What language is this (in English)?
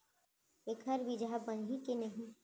Chhattisgarhi